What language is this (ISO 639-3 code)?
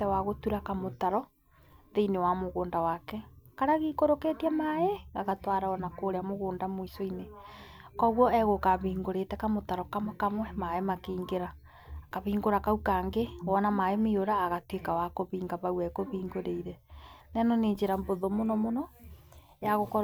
kik